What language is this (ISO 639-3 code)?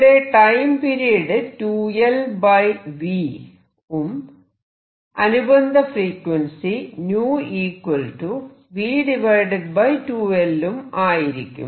mal